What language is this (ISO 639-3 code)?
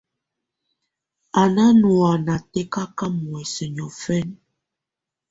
tvu